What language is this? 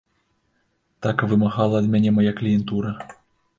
Belarusian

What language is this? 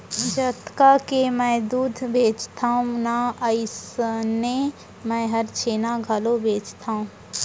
Chhattisgarhi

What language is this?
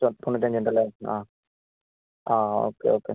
Malayalam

